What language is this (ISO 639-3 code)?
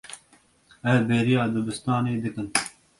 kur